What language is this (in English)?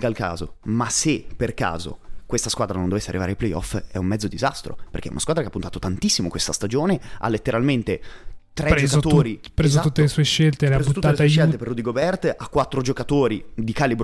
Italian